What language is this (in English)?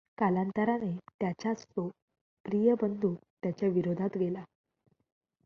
Marathi